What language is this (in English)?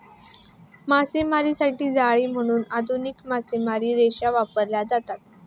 Marathi